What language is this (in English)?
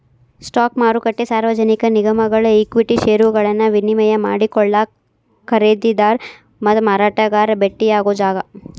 Kannada